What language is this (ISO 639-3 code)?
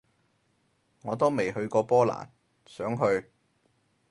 yue